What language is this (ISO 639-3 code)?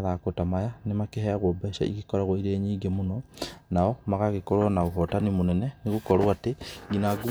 kik